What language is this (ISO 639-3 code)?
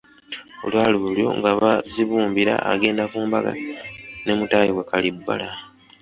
lug